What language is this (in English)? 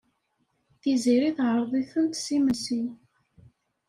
Kabyle